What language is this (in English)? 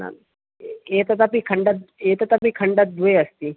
Sanskrit